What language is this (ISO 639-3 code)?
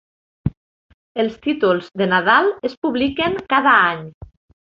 cat